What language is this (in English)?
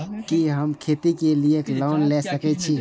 Maithili